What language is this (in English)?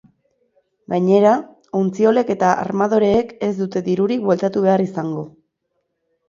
Basque